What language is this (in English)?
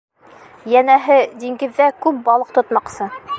Bashkir